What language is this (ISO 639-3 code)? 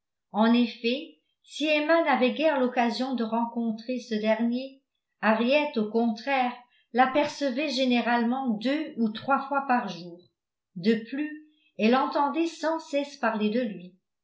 fra